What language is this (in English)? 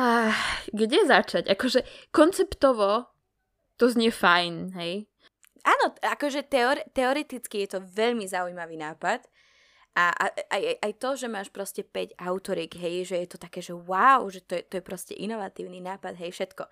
Slovak